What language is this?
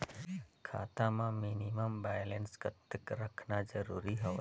Chhattisgarhi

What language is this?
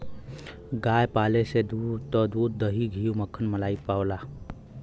Bhojpuri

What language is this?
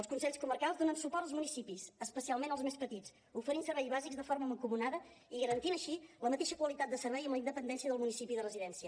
Catalan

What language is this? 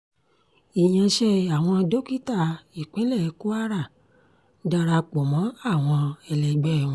Yoruba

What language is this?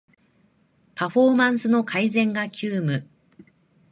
Japanese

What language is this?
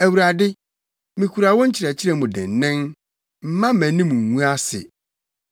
Akan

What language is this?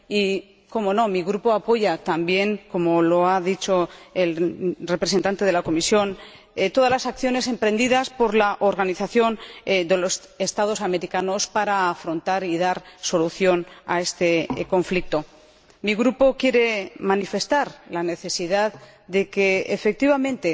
Spanish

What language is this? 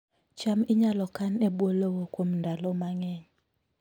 Luo (Kenya and Tanzania)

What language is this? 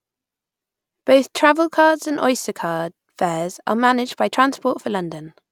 English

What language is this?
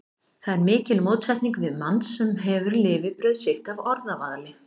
Icelandic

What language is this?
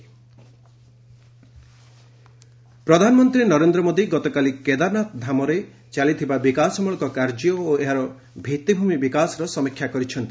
Odia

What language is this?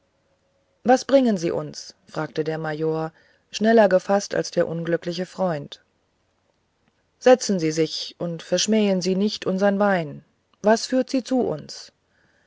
German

